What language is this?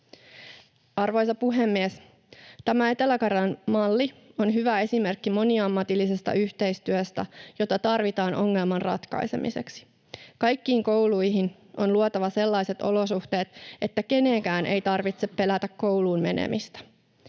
Finnish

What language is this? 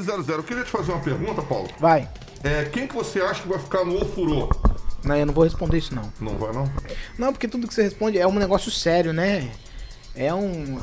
Portuguese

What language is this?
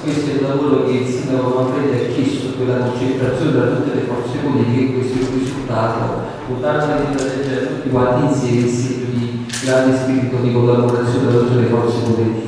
Italian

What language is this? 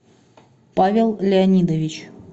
Russian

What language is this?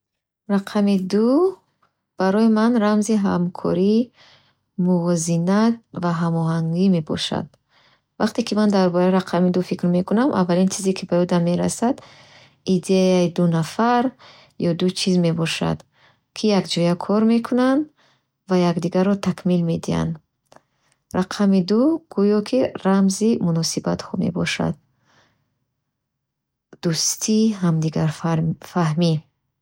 Bukharic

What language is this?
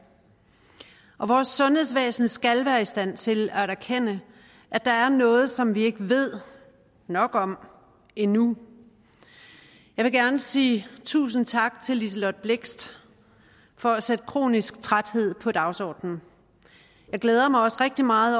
Danish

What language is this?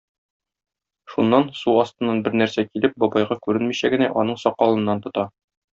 Tatar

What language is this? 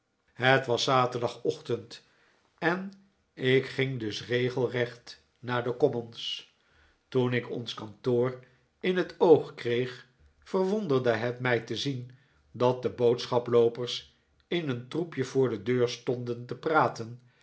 Dutch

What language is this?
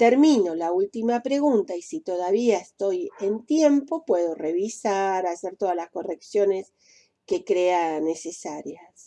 Spanish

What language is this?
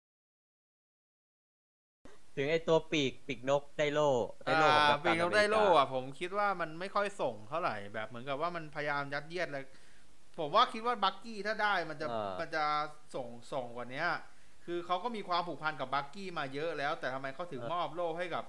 Thai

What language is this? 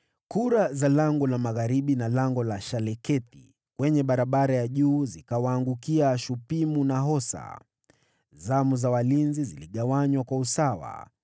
Swahili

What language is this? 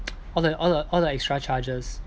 English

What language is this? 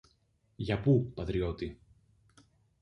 Greek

